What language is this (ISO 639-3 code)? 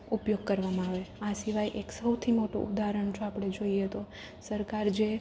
guj